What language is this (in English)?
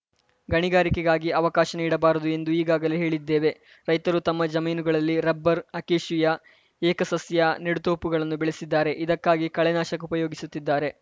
Kannada